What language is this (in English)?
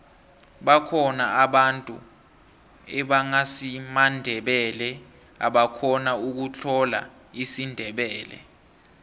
South Ndebele